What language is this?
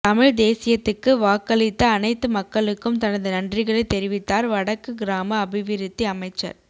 Tamil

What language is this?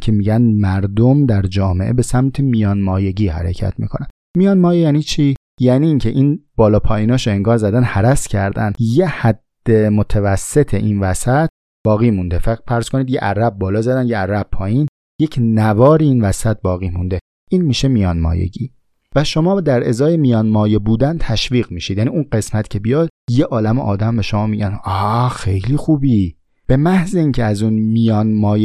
Persian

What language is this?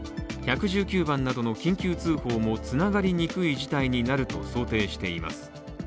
Japanese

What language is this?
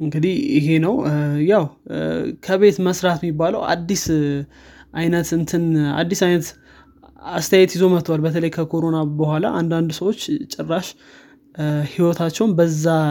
Amharic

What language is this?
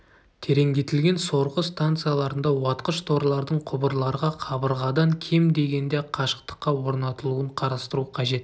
Kazakh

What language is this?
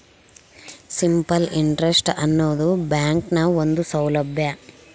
Kannada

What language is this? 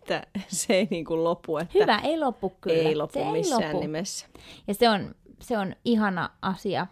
Finnish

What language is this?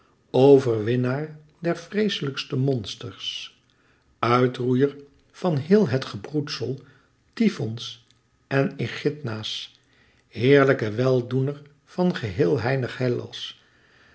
Dutch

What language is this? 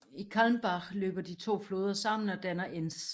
Danish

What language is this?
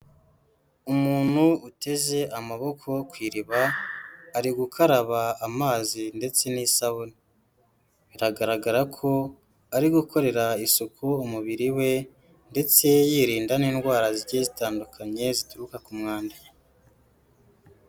Kinyarwanda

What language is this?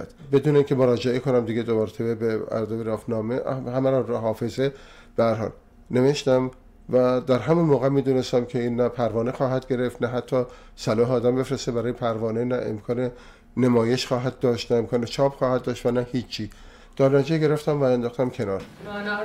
Persian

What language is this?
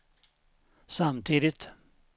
Swedish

